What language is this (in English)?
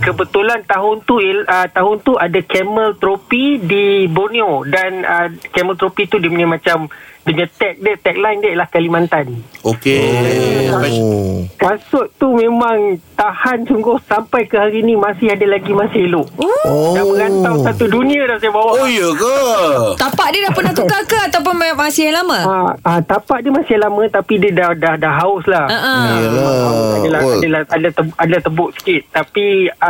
Malay